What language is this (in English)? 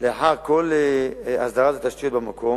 Hebrew